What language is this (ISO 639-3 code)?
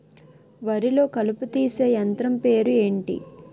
tel